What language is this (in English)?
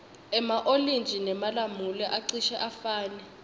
Swati